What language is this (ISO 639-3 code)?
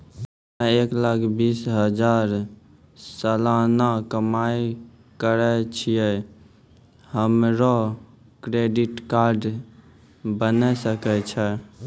mai